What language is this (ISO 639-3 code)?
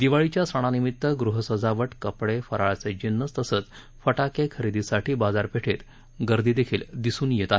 mar